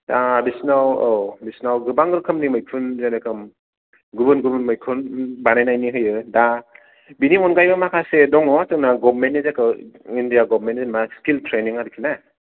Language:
Bodo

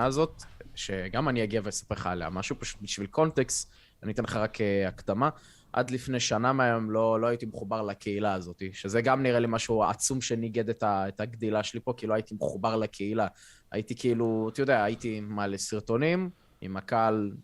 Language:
Hebrew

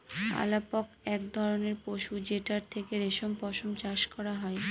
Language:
Bangla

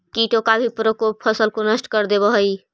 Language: Magahi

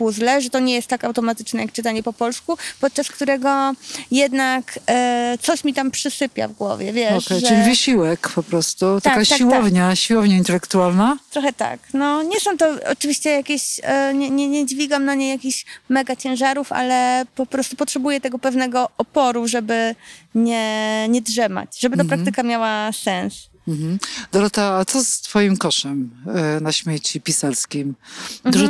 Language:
Polish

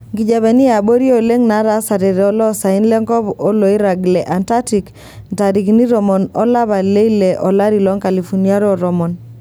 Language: Masai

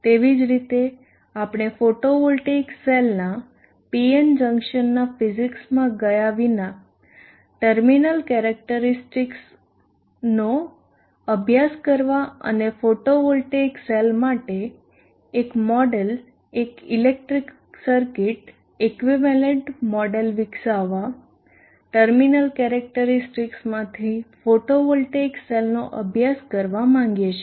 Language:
Gujarati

